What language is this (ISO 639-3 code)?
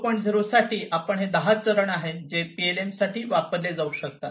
mar